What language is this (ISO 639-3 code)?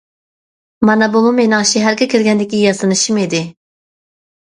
uig